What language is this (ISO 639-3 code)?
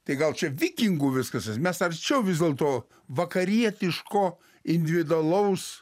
lit